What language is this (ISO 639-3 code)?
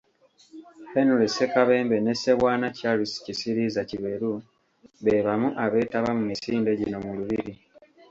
lug